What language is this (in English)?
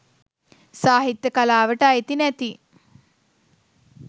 Sinhala